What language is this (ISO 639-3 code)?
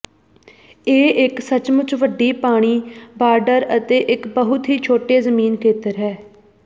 pan